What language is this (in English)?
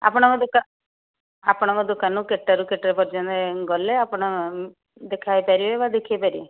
Odia